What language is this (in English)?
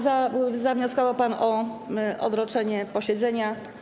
Polish